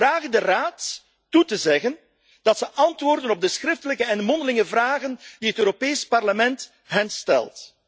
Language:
Dutch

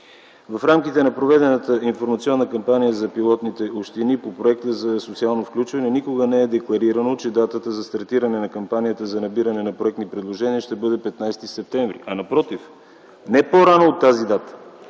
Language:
Bulgarian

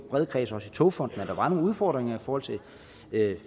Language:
Danish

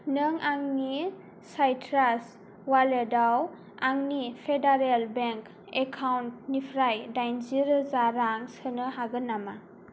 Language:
Bodo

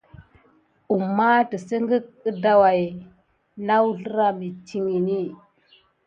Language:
Gidar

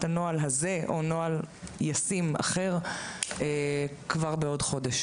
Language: Hebrew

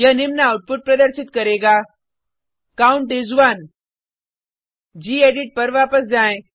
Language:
Hindi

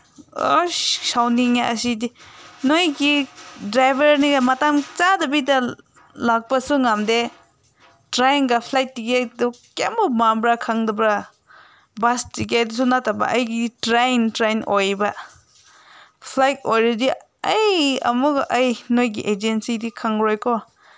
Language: Manipuri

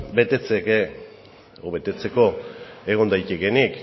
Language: Basque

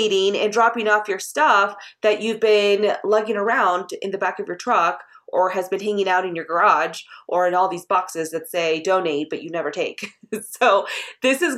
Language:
English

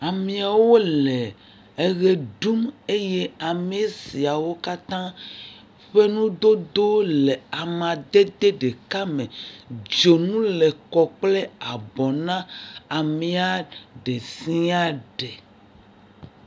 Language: Ewe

